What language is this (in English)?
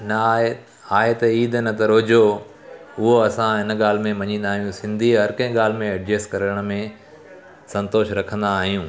Sindhi